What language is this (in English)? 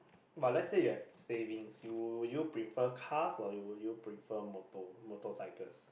English